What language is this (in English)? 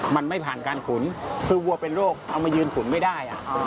Thai